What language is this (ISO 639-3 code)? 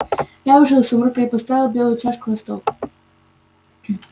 rus